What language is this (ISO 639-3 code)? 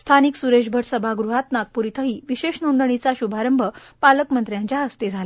mar